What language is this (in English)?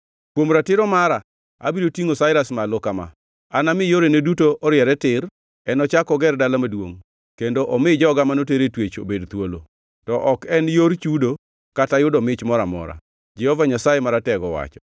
Luo (Kenya and Tanzania)